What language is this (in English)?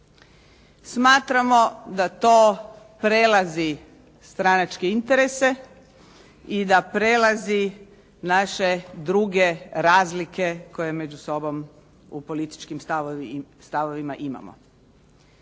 Croatian